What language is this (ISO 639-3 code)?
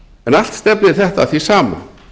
isl